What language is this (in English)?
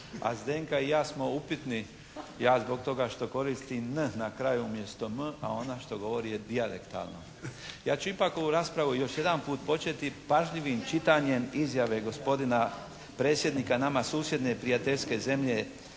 Croatian